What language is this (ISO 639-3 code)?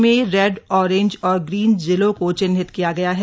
hin